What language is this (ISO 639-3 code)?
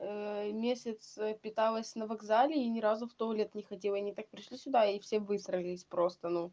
rus